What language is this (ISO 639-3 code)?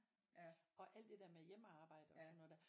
dan